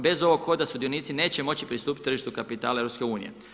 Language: Croatian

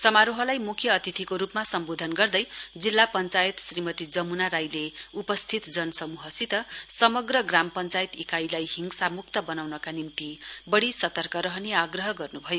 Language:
Nepali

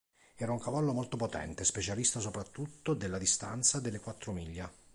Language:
Italian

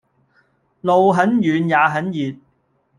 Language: Cantonese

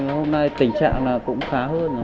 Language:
Vietnamese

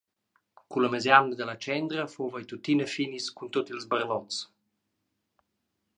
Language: Romansh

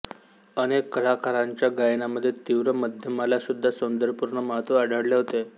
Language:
Marathi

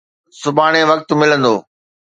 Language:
Sindhi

